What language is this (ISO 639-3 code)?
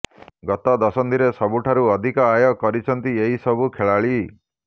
ori